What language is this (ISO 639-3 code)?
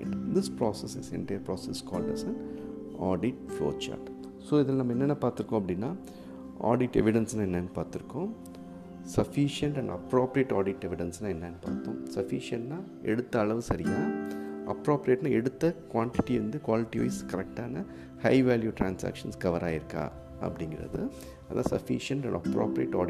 tam